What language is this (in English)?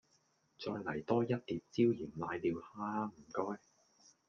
Cantonese